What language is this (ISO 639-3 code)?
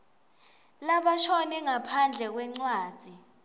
ssw